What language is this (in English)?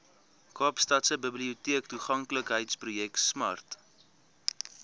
Afrikaans